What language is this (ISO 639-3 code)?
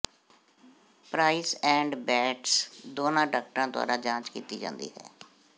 pan